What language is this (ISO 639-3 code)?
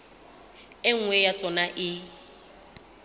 sot